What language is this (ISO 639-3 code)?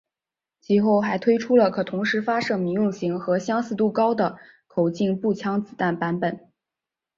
zho